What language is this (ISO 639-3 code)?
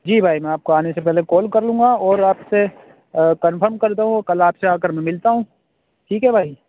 urd